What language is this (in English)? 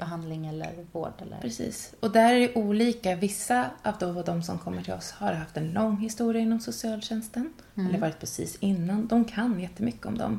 Swedish